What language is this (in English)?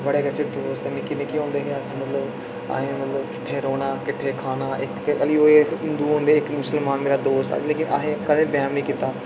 Dogri